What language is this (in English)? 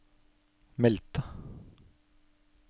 Norwegian